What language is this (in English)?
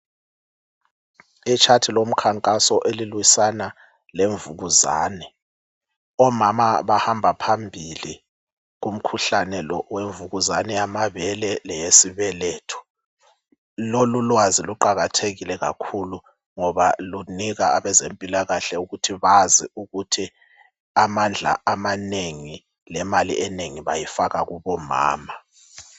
North Ndebele